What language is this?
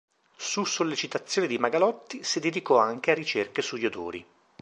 Italian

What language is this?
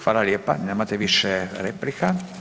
Croatian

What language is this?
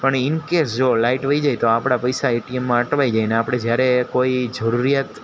Gujarati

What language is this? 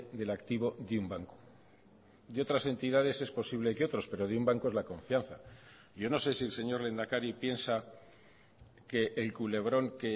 Spanish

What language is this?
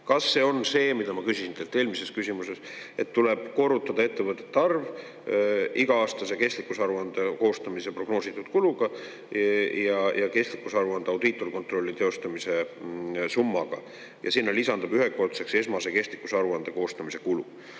Estonian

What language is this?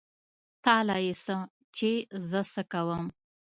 Pashto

